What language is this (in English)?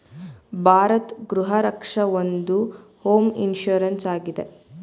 Kannada